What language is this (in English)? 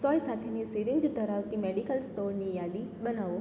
Gujarati